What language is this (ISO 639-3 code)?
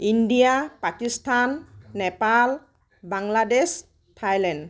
asm